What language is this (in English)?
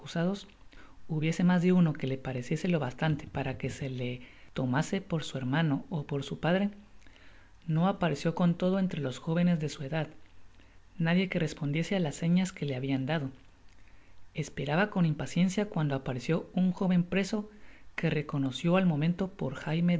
Spanish